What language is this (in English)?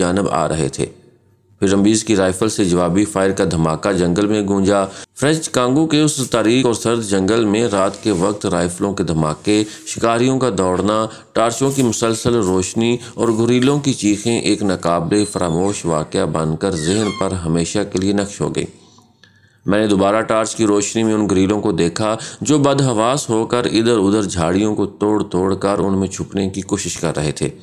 Hindi